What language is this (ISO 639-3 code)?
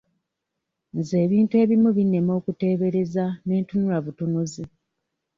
lug